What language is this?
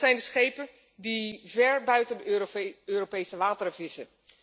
Dutch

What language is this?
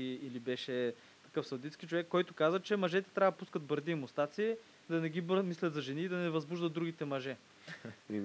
Bulgarian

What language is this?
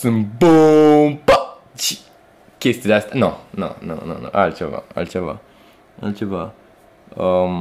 Romanian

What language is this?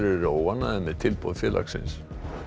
Icelandic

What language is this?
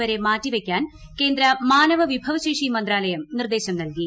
Malayalam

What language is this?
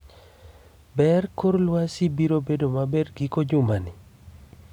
Luo (Kenya and Tanzania)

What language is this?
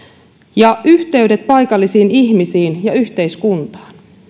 Finnish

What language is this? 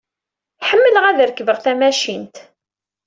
Kabyle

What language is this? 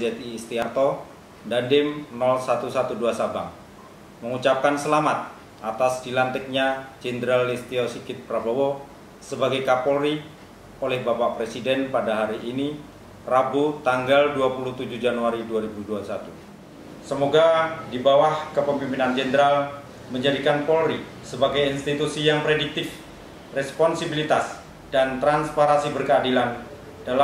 Indonesian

